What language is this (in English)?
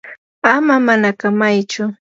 Yanahuanca Pasco Quechua